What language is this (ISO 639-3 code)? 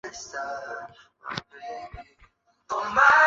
zho